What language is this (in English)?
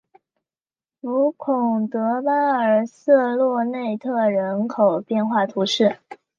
Chinese